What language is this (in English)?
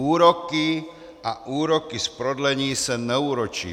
Czech